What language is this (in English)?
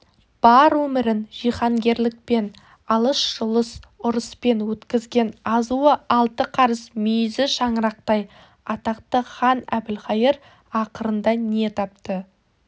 Kazakh